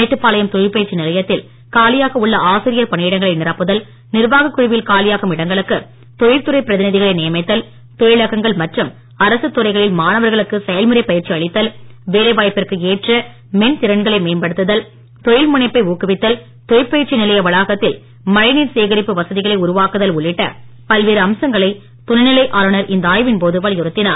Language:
Tamil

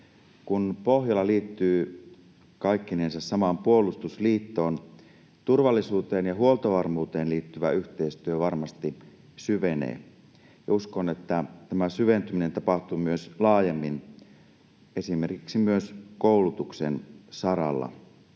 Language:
Finnish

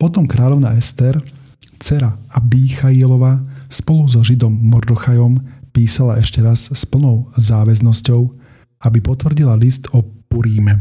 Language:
Slovak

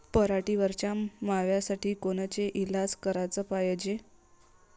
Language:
Marathi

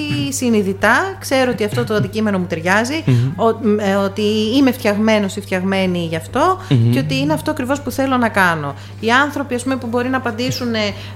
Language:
Greek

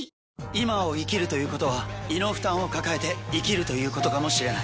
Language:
Japanese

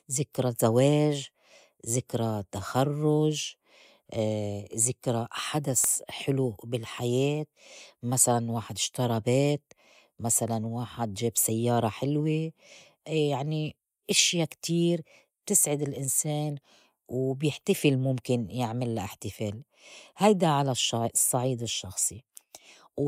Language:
North Levantine Arabic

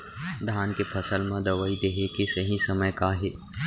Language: Chhattisgarhi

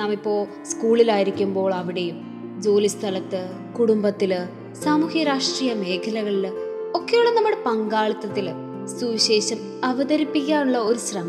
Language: Malayalam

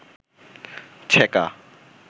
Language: Bangla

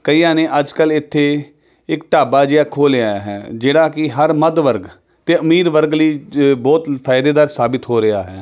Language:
Punjabi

